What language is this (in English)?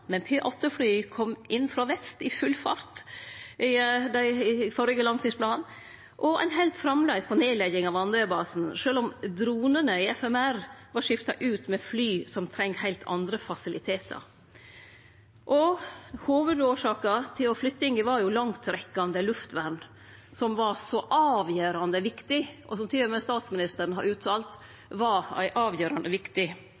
Norwegian Nynorsk